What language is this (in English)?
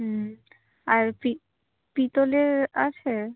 Bangla